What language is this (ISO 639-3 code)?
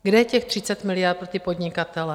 ces